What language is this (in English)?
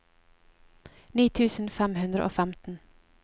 Norwegian